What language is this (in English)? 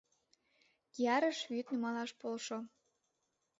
Mari